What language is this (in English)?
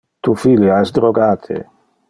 Interlingua